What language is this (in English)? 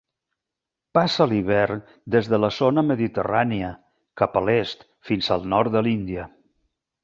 Catalan